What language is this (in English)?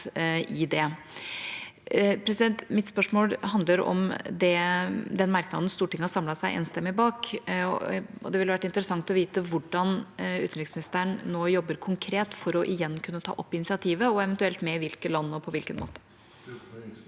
Norwegian